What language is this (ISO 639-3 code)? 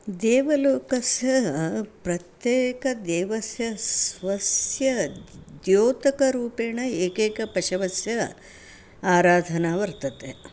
san